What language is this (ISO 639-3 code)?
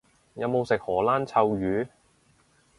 yue